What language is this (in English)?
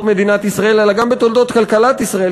Hebrew